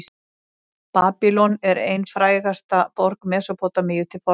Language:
Icelandic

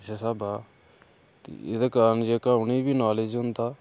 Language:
Dogri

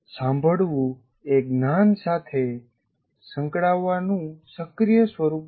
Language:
Gujarati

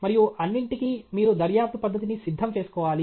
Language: Telugu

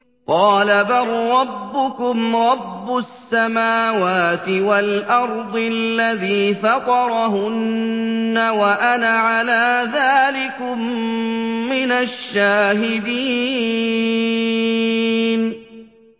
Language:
Arabic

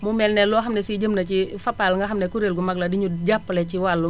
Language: Wolof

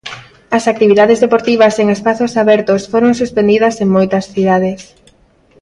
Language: Galician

